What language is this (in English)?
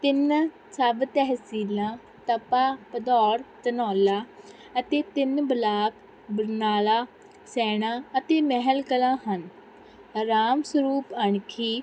Punjabi